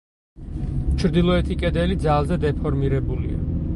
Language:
Georgian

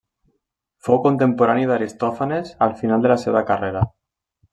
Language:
Catalan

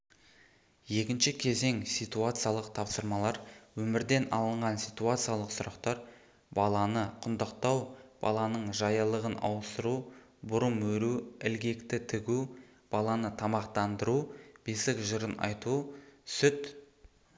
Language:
Kazakh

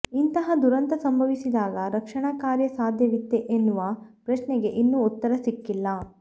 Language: Kannada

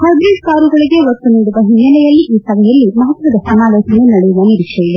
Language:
Kannada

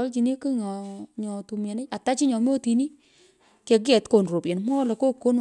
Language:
Pökoot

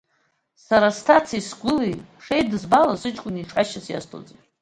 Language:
Abkhazian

